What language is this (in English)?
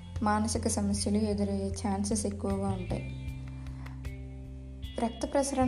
Telugu